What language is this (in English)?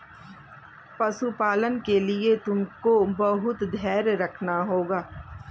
Hindi